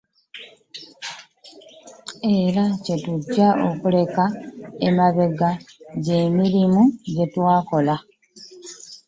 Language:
Ganda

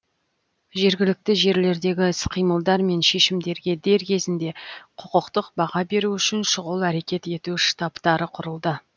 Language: Kazakh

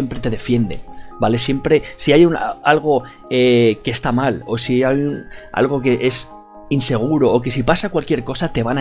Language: Spanish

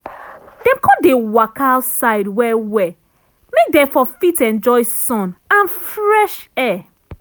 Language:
Nigerian Pidgin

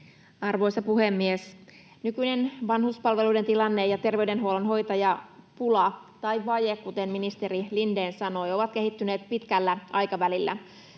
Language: Finnish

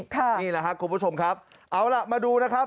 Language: Thai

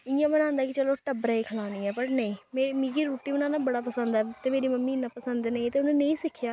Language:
Dogri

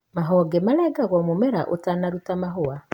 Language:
Kikuyu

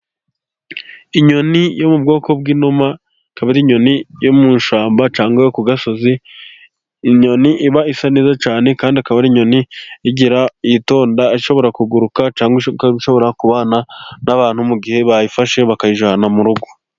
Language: Kinyarwanda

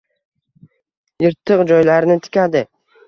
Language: Uzbek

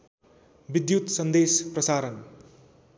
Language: Nepali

